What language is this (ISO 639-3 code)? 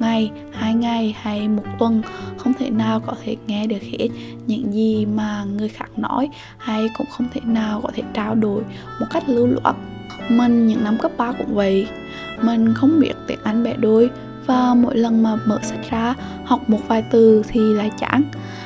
vie